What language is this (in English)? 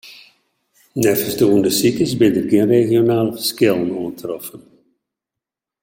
Western Frisian